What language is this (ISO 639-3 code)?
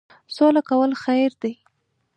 pus